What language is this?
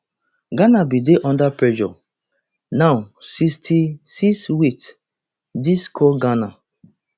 Nigerian Pidgin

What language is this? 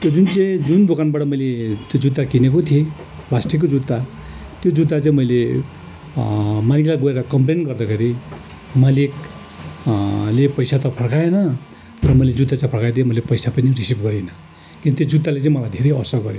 Nepali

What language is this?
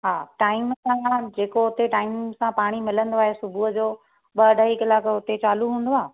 Sindhi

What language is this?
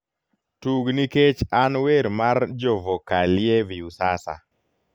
Luo (Kenya and Tanzania)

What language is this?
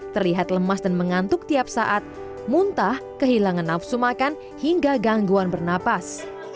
Indonesian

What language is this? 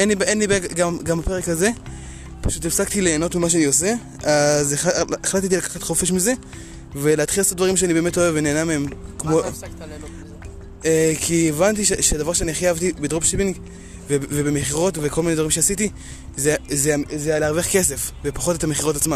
Hebrew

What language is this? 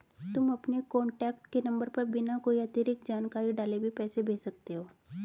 Hindi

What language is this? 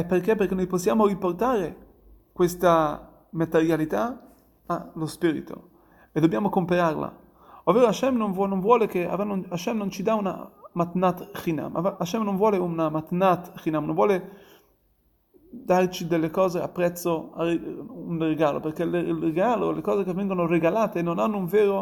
Italian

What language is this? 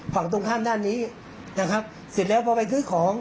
Thai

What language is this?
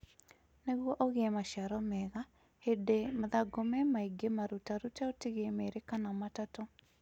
Kikuyu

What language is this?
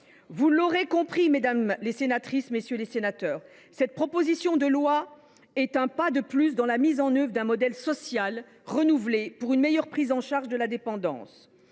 French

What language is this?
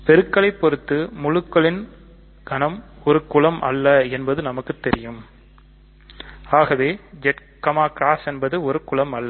Tamil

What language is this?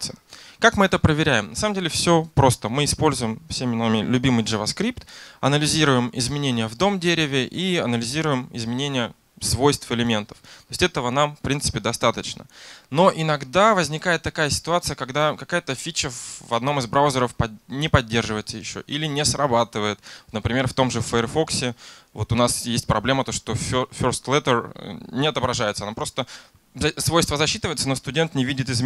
Russian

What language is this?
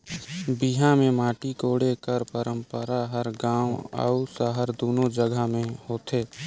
Chhattisgarhi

